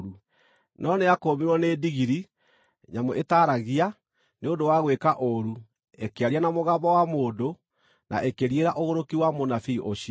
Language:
Kikuyu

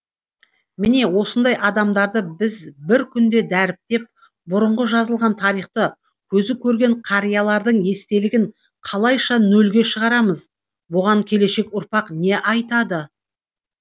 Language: Kazakh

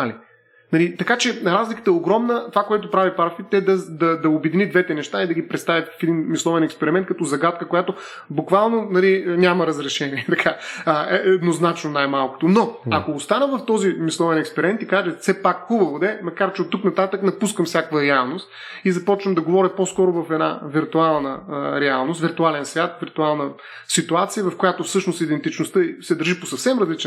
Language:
Bulgarian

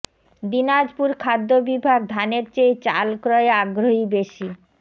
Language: Bangla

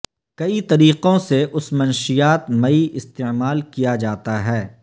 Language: Urdu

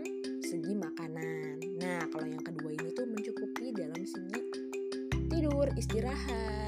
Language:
Indonesian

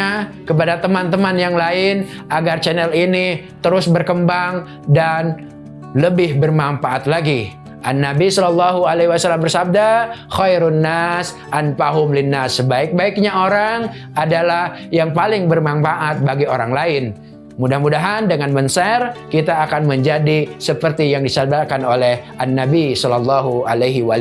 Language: Indonesian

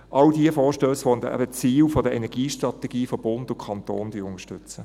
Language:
Swiss German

